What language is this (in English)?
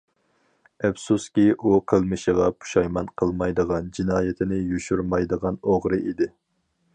Uyghur